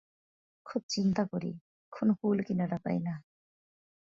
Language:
Bangla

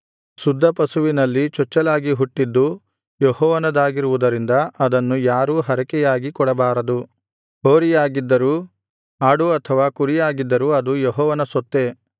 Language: Kannada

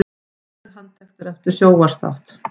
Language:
Icelandic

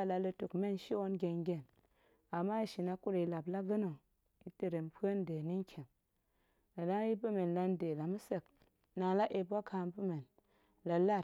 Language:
Goemai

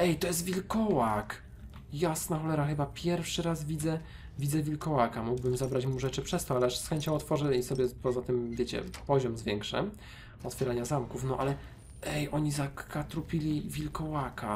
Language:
Polish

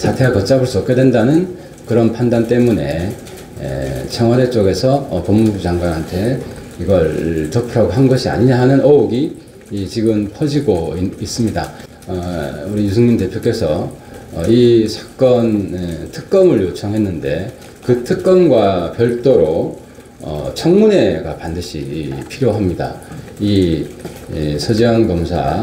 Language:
Korean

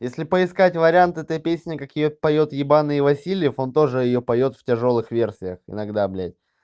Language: Russian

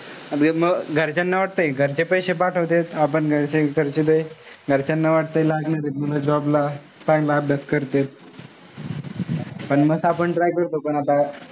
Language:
Marathi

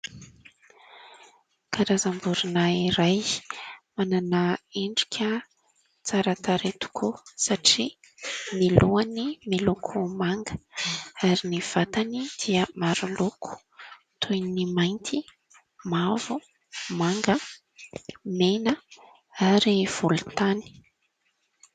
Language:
Malagasy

